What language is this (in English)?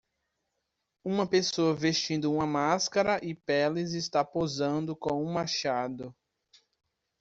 Portuguese